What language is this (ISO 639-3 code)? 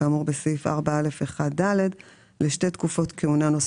heb